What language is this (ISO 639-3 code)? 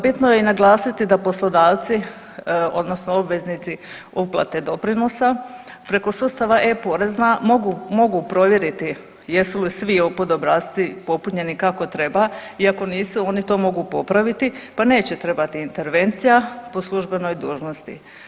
hrv